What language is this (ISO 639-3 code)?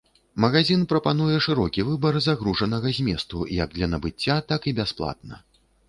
bel